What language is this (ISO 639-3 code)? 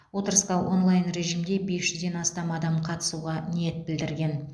kaz